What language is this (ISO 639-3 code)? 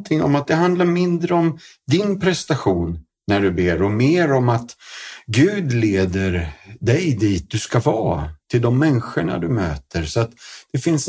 swe